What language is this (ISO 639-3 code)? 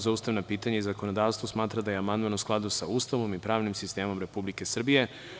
srp